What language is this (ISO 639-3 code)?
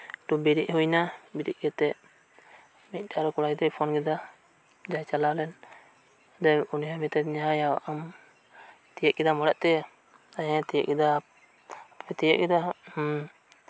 sat